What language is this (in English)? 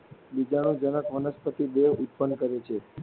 Gujarati